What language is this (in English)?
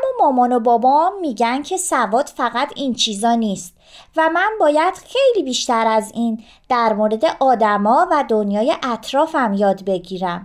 Persian